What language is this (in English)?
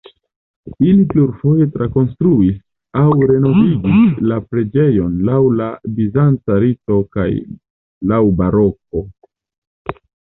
Esperanto